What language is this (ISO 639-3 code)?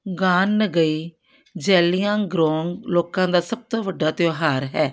pan